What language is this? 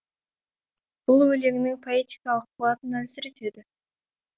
Kazakh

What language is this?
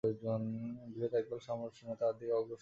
Bangla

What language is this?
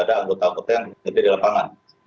Indonesian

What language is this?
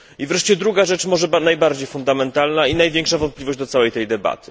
Polish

